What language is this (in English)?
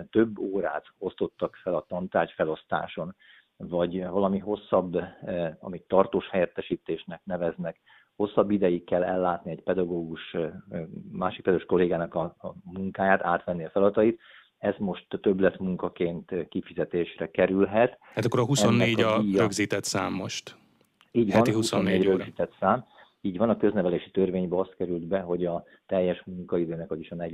Hungarian